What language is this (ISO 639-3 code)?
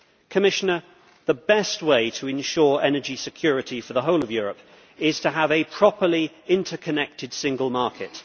eng